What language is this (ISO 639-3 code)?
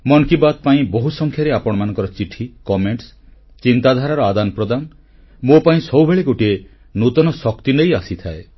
ori